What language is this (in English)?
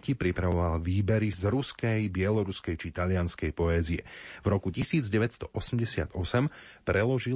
Slovak